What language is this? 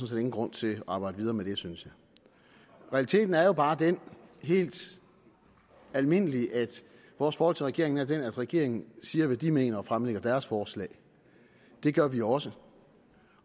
Danish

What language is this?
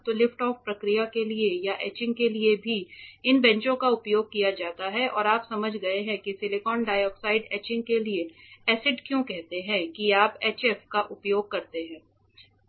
Hindi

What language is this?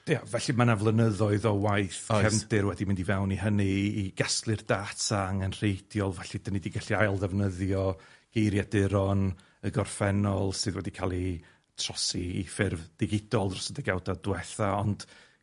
Welsh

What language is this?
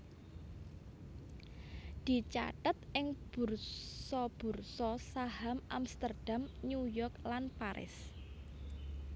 Javanese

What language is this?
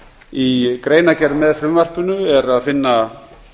Icelandic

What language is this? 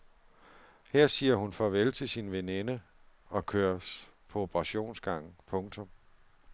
Danish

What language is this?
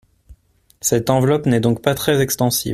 French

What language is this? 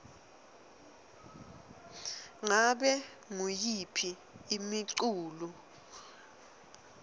Swati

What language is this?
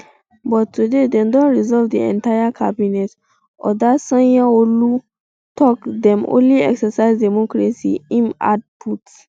Nigerian Pidgin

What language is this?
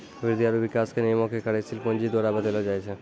Maithili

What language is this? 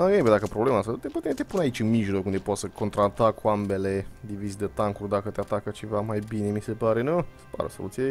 Romanian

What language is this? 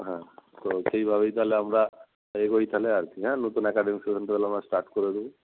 Bangla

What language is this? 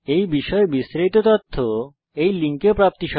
Bangla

